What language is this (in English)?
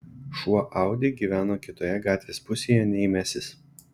Lithuanian